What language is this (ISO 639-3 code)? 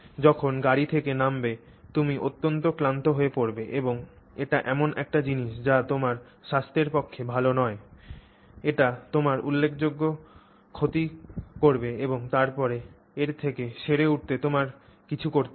ben